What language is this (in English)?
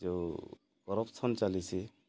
Odia